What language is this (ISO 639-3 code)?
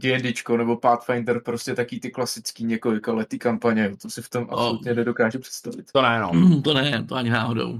ces